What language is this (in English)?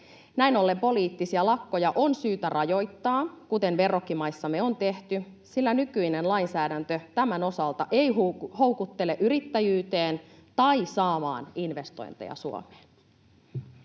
Finnish